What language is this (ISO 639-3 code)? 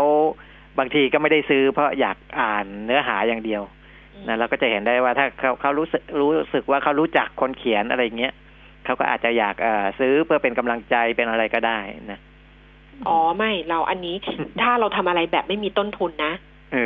tha